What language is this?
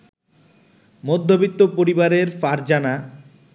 Bangla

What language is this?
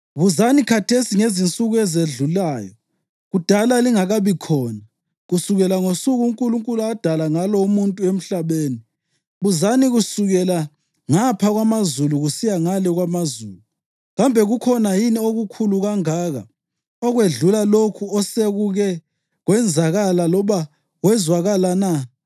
North Ndebele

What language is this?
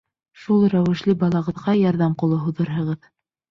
Bashkir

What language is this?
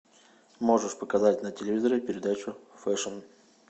Russian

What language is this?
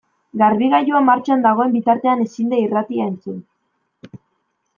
Basque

